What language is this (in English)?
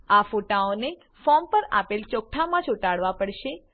Gujarati